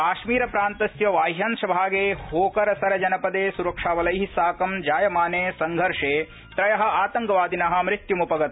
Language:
Sanskrit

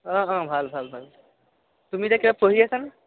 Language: Assamese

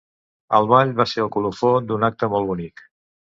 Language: Catalan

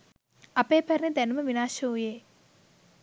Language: Sinhala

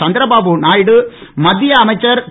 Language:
Tamil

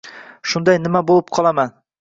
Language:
Uzbek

